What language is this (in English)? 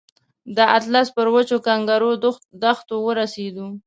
Pashto